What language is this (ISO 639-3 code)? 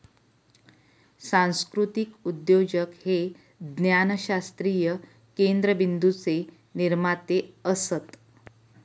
mar